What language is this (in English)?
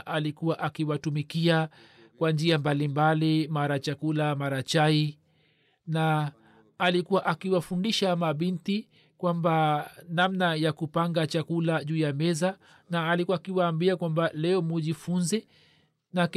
Swahili